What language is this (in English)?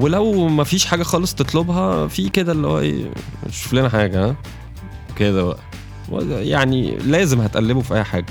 Arabic